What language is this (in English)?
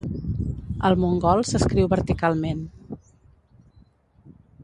Catalan